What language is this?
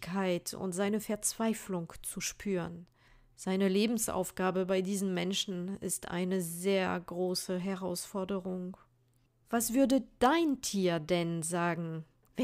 German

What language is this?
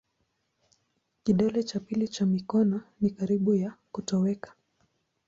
Swahili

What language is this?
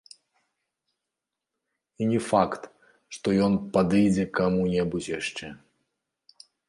Belarusian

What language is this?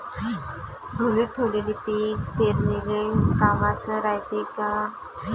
Marathi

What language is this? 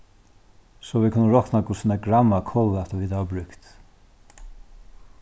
Faroese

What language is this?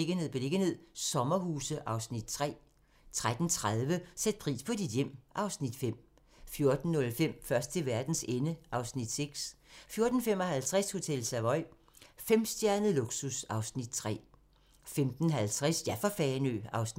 Danish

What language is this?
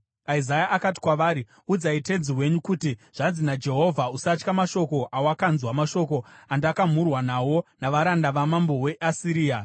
Shona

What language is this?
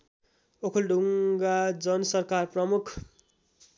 Nepali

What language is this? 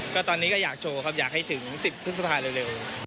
Thai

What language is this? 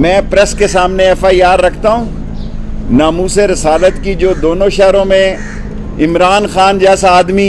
Urdu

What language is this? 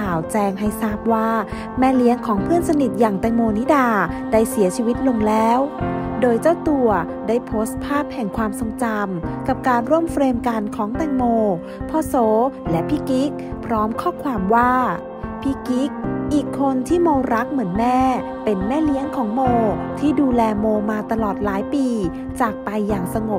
Thai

